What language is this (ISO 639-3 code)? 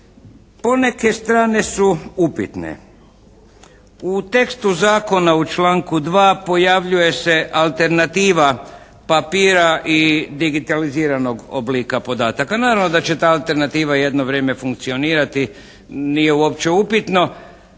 hrv